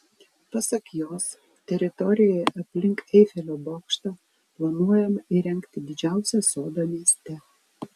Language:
Lithuanian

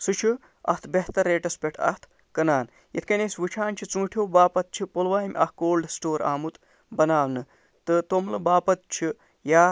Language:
Kashmiri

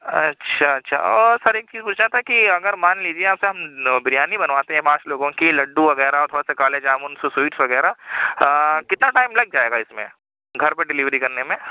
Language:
Urdu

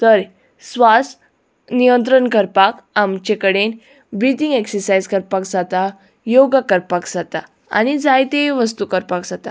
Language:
Konkani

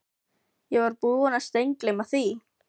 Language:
Icelandic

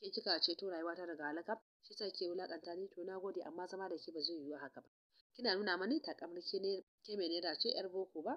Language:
Arabic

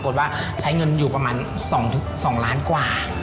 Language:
Thai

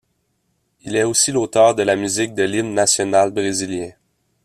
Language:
French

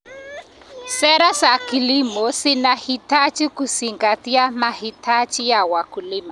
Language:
Kalenjin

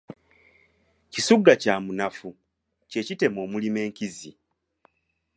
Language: Ganda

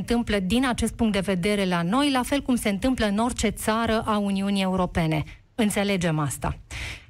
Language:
Romanian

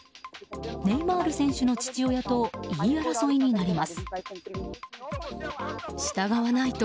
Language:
Japanese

